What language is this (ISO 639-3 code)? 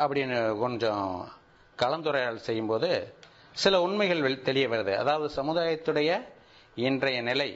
tam